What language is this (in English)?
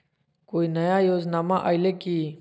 Magahi